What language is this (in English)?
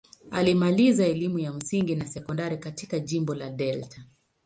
Swahili